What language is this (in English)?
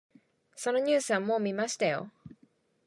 Japanese